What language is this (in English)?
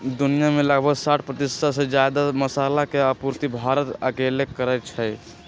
Magahi